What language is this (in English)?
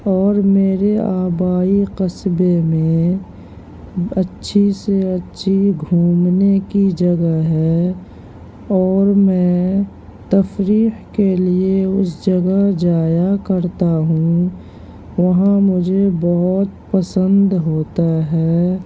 Urdu